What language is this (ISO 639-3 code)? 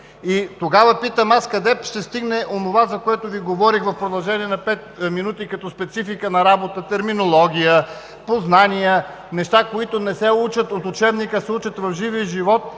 bul